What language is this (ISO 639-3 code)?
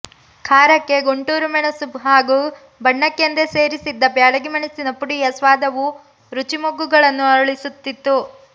kan